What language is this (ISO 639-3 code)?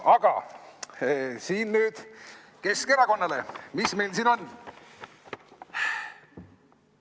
est